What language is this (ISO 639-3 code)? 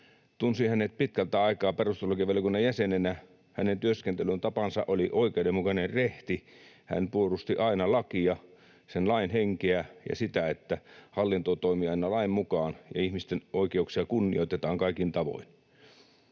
fin